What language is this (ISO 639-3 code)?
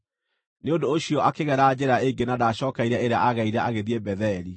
kik